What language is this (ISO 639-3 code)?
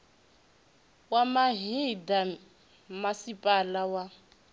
ven